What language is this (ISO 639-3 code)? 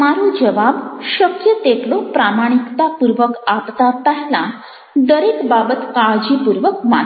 guj